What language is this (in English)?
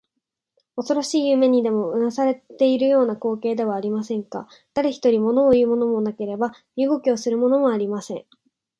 Japanese